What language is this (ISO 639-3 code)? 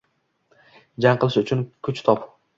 uzb